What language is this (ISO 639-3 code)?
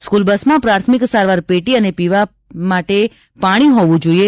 guj